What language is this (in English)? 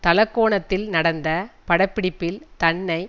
Tamil